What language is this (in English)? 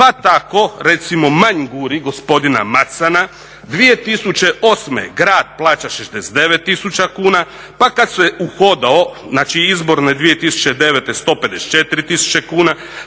Croatian